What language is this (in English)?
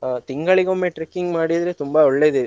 Kannada